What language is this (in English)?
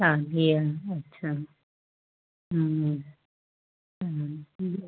Sindhi